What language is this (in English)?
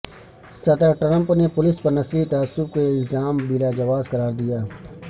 Urdu